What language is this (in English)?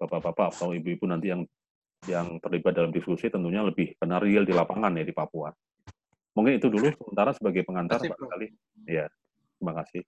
Indonesian